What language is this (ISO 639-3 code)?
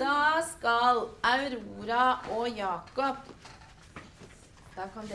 nor